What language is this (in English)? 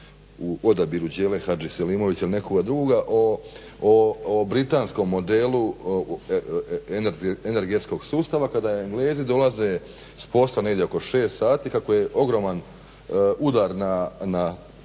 Croatian